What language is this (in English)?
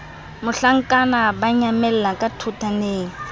Southern Sotho